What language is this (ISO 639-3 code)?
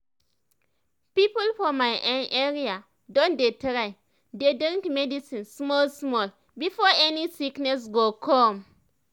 pcm